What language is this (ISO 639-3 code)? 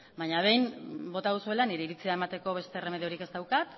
eus